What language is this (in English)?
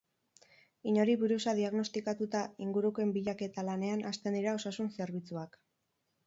Basque